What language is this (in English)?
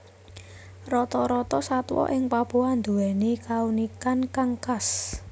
Javanese